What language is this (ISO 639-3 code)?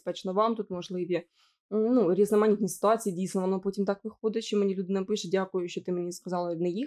ukr